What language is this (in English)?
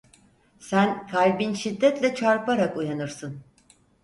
Turkish